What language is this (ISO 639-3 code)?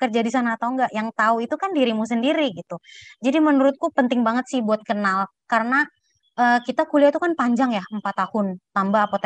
ind